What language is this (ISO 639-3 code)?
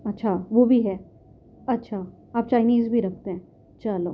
urd